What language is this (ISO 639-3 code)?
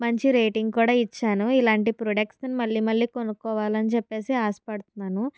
tel